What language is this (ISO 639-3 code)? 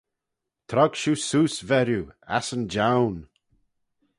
glv